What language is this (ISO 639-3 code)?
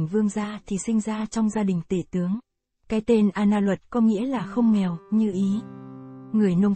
vie